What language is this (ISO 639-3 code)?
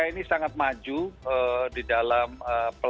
ind